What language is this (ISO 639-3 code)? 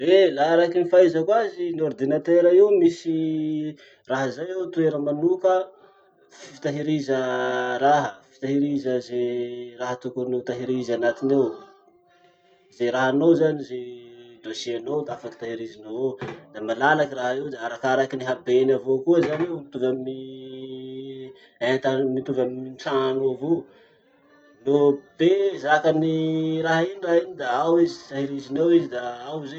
msh